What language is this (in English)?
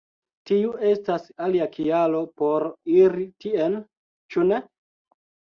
Esperanto